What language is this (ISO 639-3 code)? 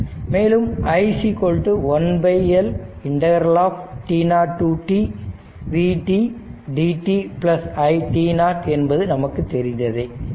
tam